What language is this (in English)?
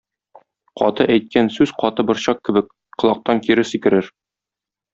Tatar